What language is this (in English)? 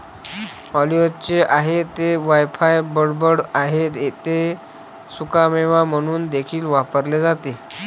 Marathi